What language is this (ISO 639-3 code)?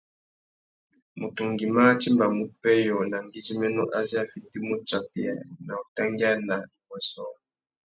bag